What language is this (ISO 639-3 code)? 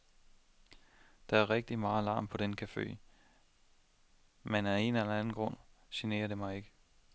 dan